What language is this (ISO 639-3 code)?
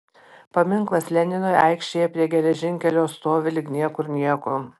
lit